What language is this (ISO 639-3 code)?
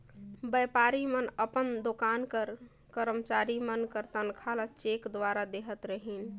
hne